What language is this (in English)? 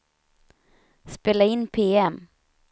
Swedish